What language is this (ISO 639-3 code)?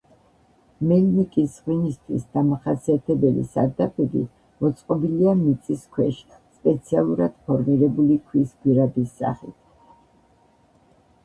kat